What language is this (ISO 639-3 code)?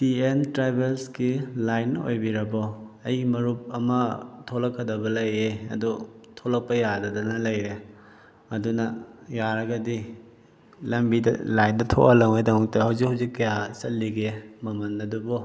mni